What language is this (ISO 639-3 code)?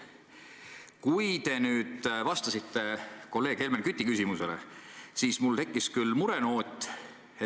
est